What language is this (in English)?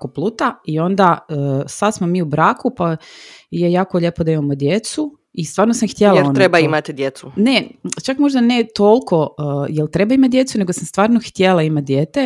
Croatian